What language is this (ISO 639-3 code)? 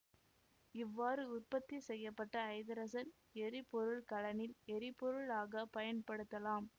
tam